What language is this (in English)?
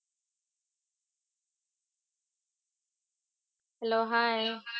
Marathi